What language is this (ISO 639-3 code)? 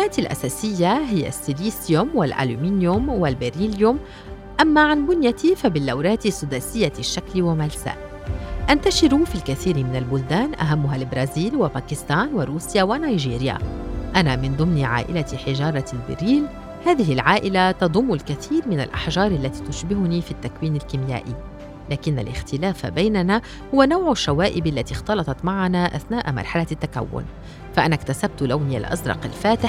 ara